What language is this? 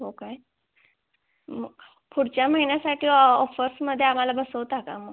Marathi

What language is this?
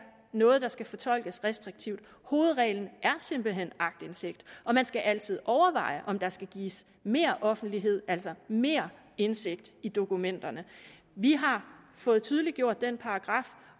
Danish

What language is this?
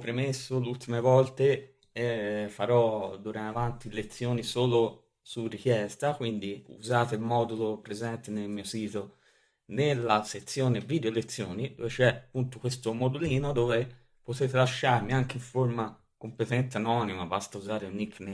Italian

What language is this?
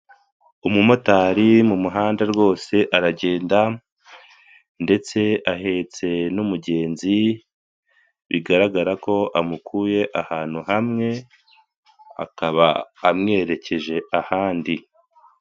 Kinyarwanda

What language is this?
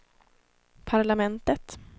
Swedish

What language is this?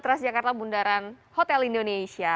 Indonesian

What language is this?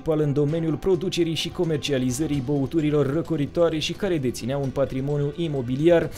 Romanian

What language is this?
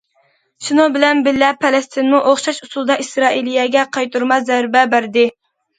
Uyghur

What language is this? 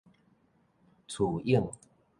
Min Nan Chinese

